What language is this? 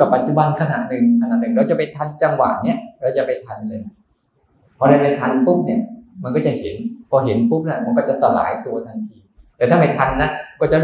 Thai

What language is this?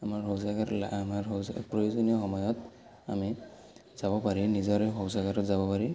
Assamese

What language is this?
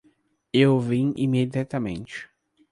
Portuguese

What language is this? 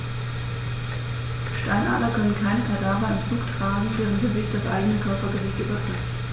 German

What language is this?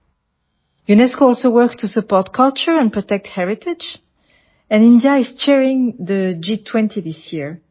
Gujarati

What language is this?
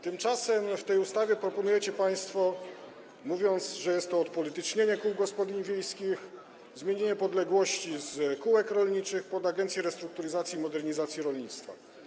Polish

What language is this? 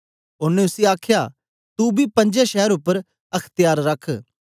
Dogri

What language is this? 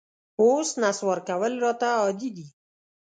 Pashto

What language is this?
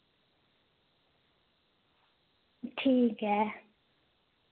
Dogri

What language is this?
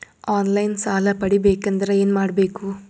Kannada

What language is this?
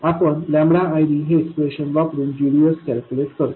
Marathi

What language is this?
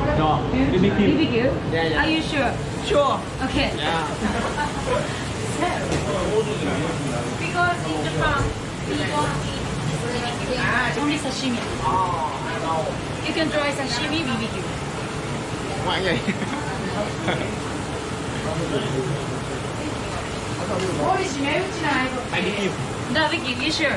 Vietnamese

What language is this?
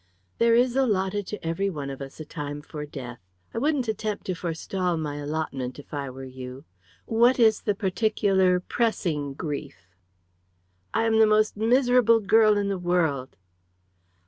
English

